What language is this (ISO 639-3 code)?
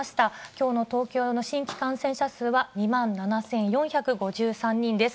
jpn